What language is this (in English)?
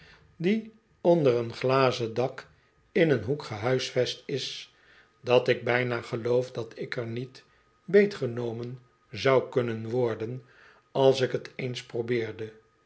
Dutch